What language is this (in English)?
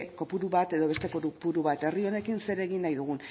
Basque